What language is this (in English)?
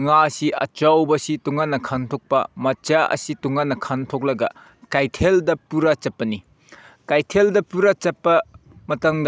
Manipuri